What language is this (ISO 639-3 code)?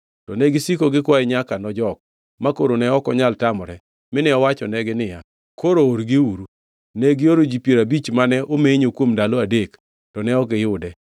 luo